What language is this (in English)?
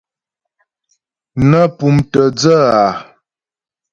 Ghomala